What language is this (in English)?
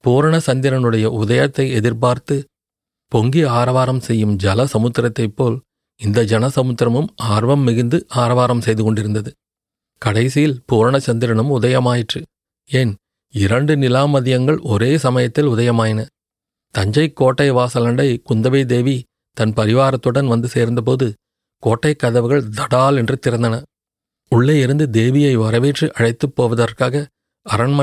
Tamil